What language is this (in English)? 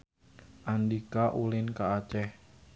Sundanese